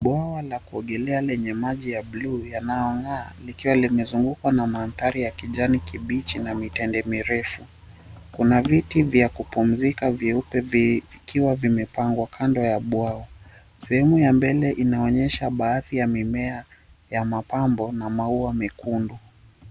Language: Swahili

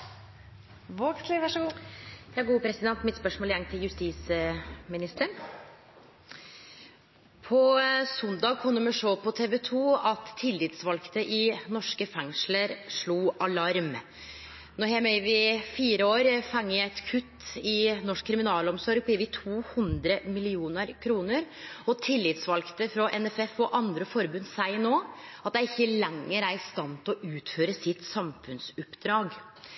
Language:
Norwegian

